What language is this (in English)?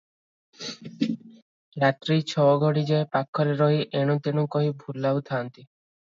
Odia